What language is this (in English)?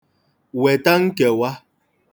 Igbo